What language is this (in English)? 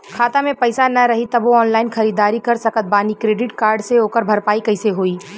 Bhojpuri